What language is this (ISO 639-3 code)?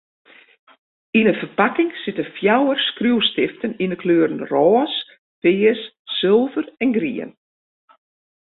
fry